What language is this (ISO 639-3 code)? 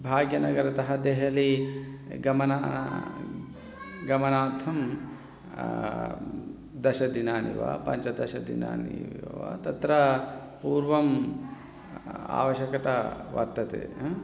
san